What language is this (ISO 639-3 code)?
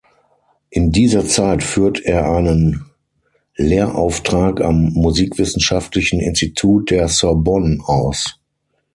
deu